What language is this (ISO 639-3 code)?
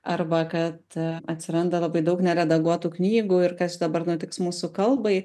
lit